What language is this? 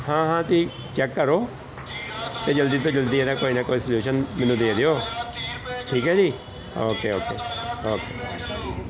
Punjabi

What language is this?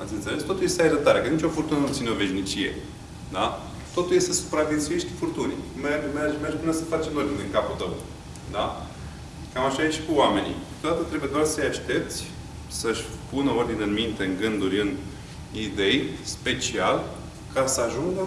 Romanian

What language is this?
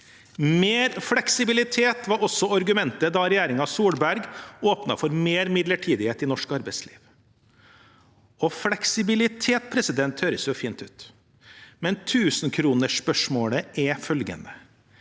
Norwegian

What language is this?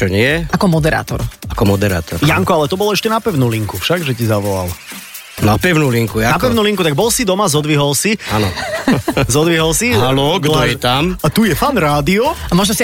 Slovak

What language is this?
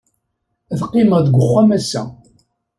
Kabyle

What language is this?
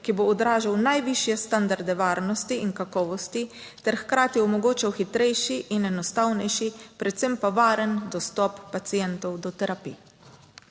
Slovenian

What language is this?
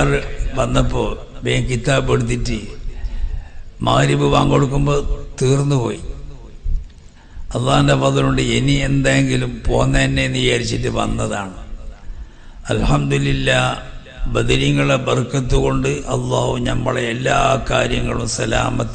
Arabic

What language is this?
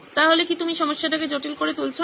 Bangla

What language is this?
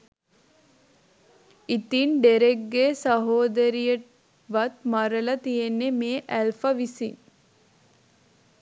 Sinhala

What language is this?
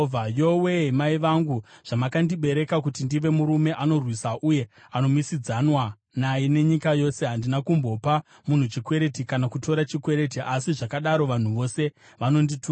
Shona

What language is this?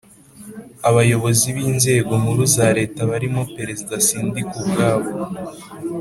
Kinyarwanda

